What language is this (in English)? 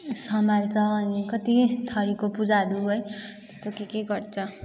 Nepali